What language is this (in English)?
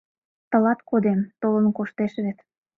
Mari